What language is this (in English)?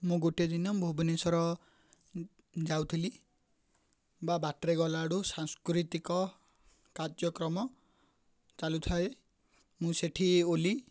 Odia